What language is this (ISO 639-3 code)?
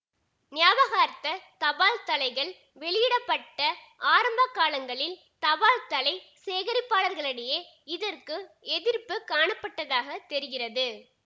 tam